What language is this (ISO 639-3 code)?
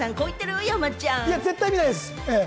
jpn